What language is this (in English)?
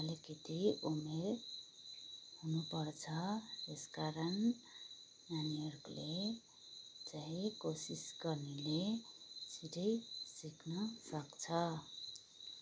Nepali